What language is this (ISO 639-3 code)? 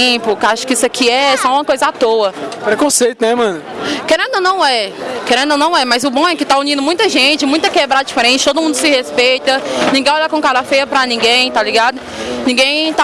por